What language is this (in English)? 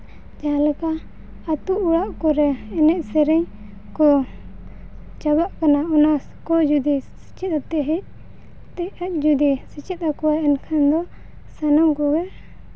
Santali